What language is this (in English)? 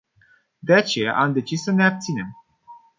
Romanian